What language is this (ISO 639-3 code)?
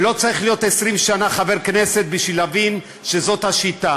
heb